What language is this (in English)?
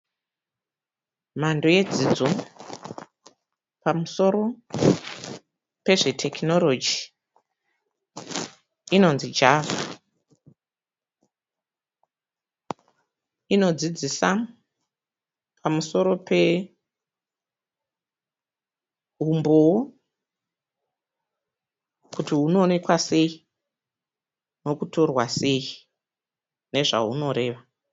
Shona